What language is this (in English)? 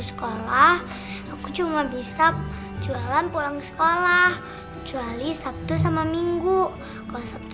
Indonesian